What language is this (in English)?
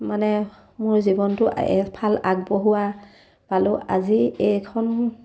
Assamese